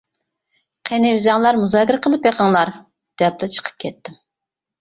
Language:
Uyghur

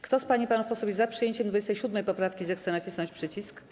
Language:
Polish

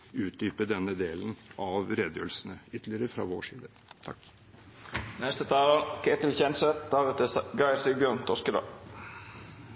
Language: Norwegian Bokmål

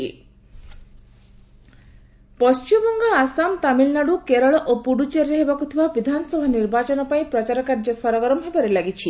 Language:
Odia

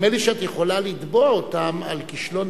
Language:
Hebrew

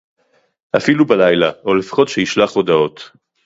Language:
Hebrew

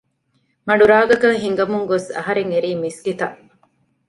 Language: Divehi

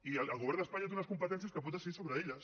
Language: Catalan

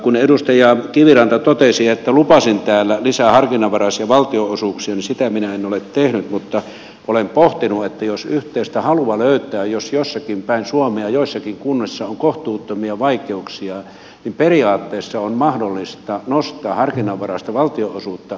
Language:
Finnish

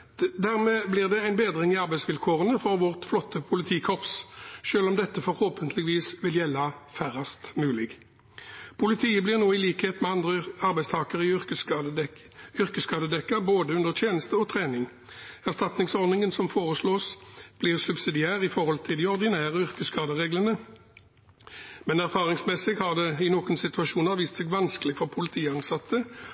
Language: Norwegian Bokmål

